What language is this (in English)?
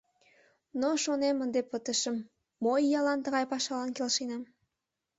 Mari